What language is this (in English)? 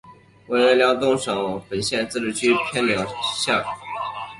Chinese